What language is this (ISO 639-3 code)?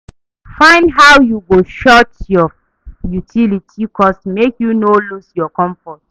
pcm